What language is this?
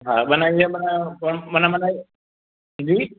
Sindhi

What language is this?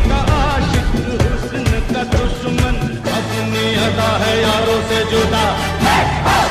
Romanian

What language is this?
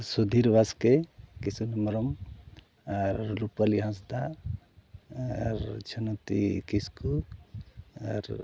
Santali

